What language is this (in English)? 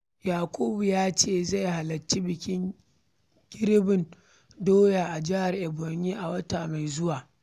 Hausa